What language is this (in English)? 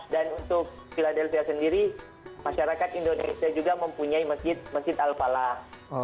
Indonesian